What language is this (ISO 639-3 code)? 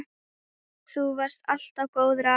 isl